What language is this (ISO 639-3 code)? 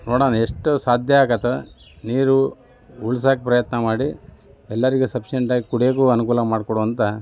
kan